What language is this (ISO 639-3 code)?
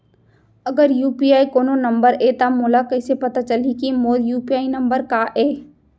hne